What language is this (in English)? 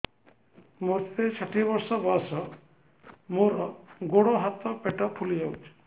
Odia